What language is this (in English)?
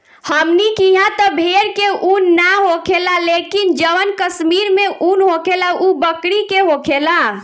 Bhojpuri